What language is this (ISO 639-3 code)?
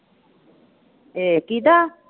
pan